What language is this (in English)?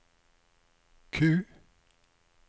Norwegian